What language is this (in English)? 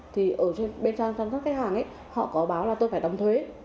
Vietnamese